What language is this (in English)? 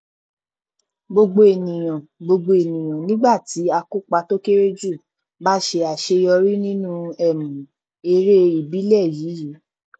Yoruba